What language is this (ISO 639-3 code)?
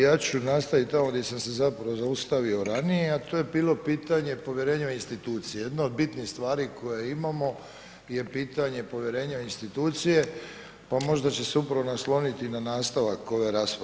hrv